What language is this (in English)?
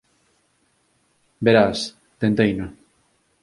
Galician